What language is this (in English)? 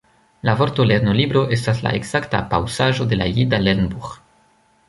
Esperanto